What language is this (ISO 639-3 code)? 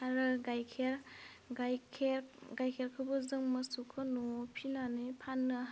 brx